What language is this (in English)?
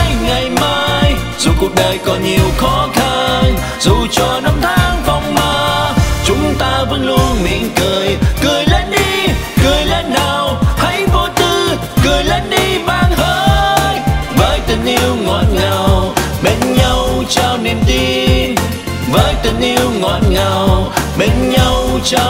Vietnamese